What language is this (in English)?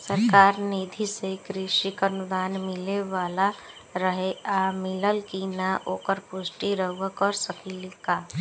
Bhojpuri